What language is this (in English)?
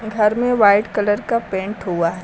Hindi